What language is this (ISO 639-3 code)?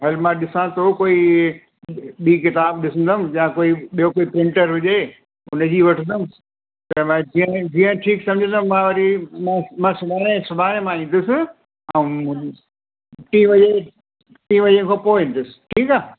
snd